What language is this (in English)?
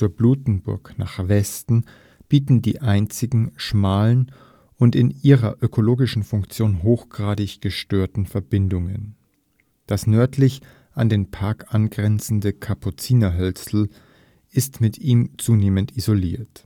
German